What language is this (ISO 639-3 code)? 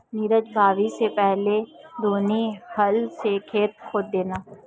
hin